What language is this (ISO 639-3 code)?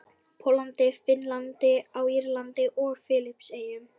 isl